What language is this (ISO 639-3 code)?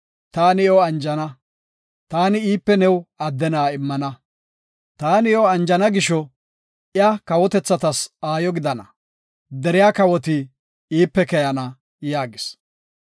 gof